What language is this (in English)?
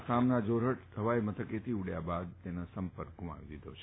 Gujarati